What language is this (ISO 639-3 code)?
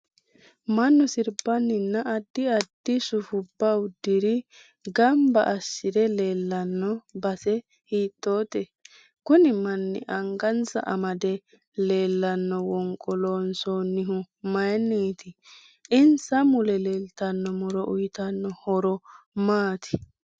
sid